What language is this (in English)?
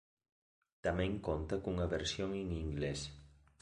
Galician